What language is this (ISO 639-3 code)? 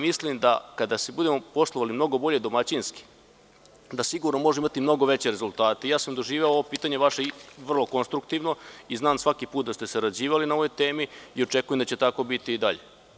srp